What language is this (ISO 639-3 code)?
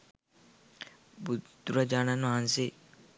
sin